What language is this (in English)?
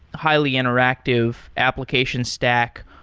English